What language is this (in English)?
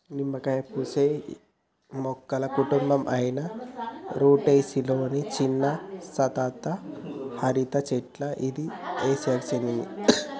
Telugu